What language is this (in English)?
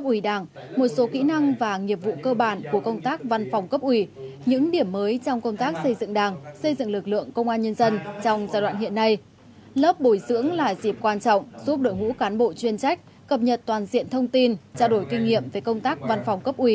Vietnamese